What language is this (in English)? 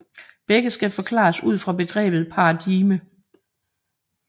Danish